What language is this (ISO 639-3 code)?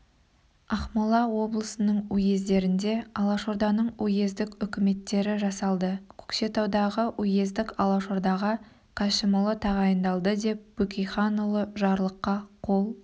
kaz